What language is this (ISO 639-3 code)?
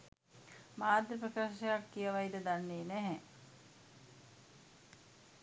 sin